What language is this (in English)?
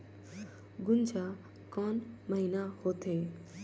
Chhattisgarhi